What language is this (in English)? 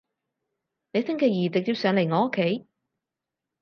Cantonese